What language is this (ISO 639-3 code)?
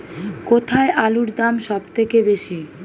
ben